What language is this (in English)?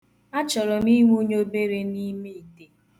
Igbo